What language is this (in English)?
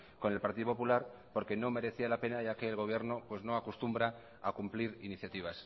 Spanish